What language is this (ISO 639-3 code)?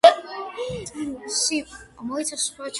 kat